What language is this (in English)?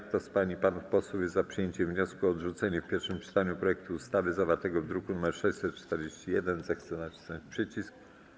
Polish